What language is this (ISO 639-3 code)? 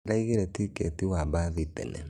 kik